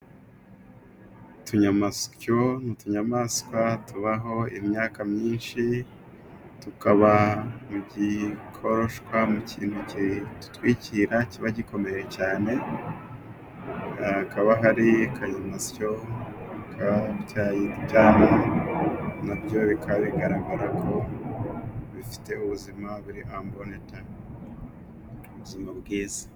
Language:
Kinyarwanda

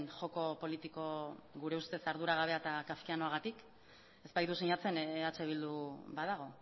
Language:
Basque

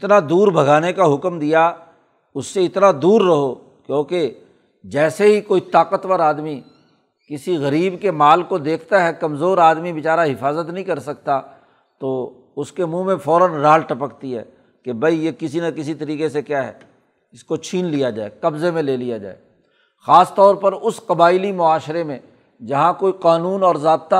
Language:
Urdu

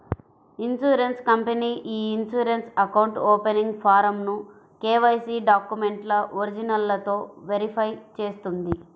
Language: Telugu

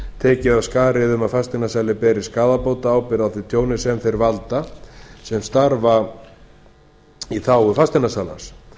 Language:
Icelandic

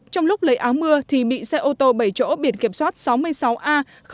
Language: Vietnamese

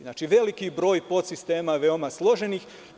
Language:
Serbian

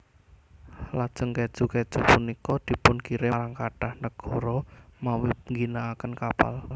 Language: Javanese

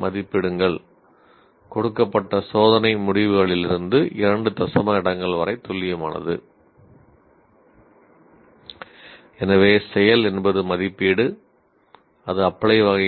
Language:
Tamil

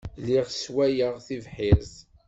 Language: Kabyle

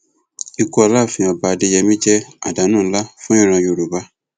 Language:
Yoruba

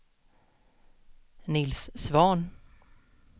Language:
Swedish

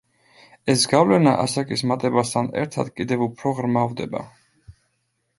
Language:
Georgian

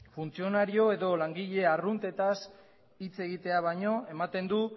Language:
Basque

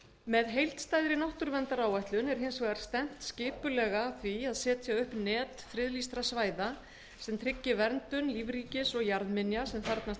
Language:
Icelandic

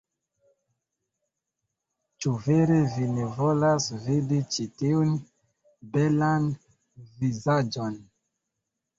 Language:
Esperanto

